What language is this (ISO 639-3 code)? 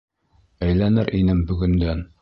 bak